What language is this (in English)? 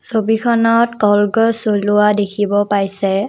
Assamese